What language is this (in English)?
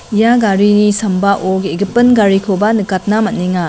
Garo